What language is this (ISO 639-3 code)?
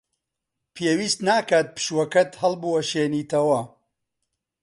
ckb